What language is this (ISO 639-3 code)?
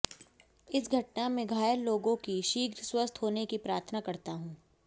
hin